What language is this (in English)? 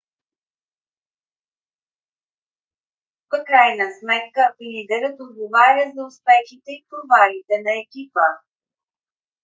Bulgarian